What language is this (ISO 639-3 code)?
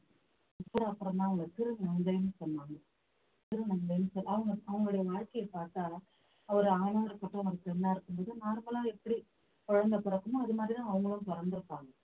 tam